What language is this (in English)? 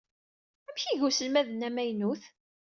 Kabyle